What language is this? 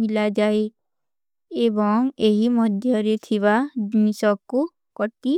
Kui (India)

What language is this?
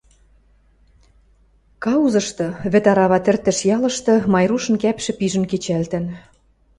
Western Mari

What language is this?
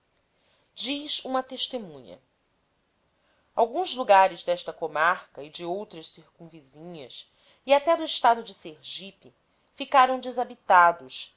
Portuguese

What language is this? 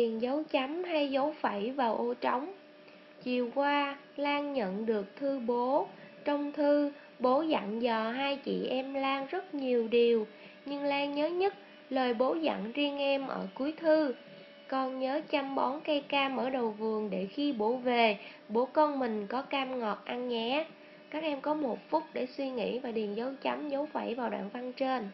Vietnamese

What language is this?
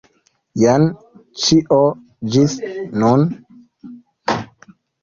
Esperanto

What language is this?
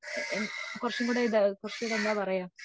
Malayalam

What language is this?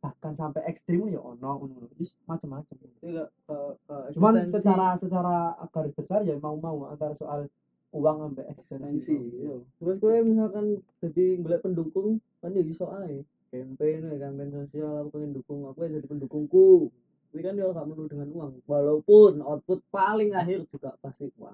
Indonesian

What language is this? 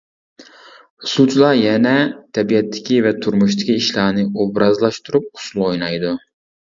Uyghur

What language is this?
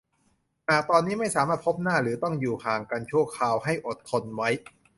Thai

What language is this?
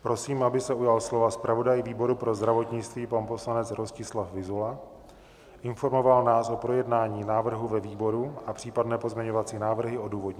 Czech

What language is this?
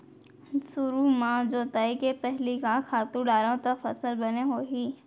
Chhattisgarhi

